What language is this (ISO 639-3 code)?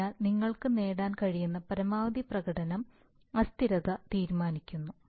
mal